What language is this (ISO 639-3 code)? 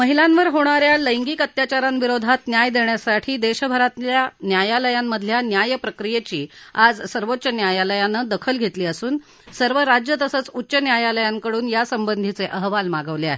mar